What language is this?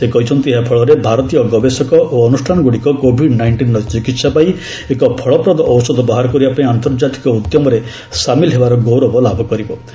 Odia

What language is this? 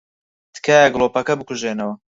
Central Kurdish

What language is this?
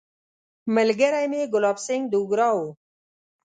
Pashto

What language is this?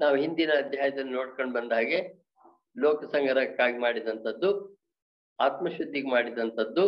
Kannada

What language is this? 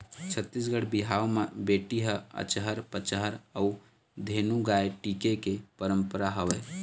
Chhattisgarhi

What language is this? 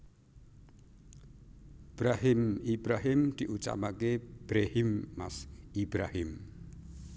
Javanese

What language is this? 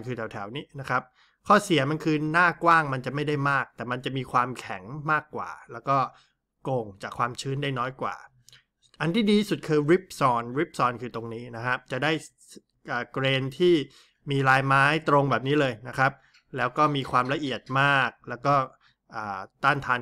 Thai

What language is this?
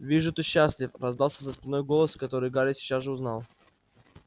Russian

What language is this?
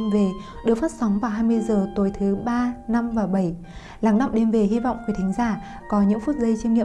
Vietnamese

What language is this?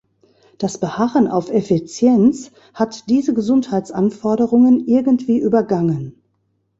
German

